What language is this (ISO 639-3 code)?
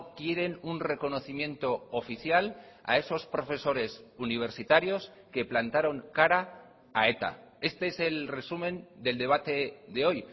spa